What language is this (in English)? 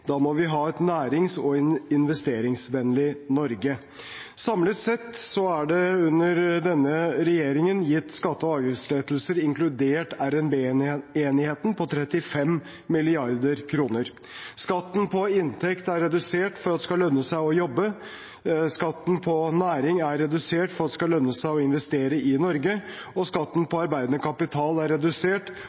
Norwegian Bokmål